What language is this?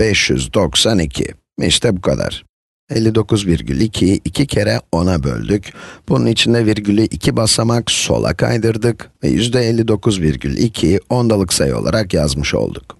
Turkish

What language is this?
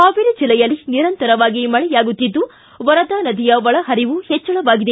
Kannada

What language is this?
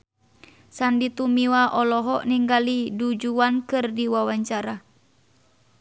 Sundanese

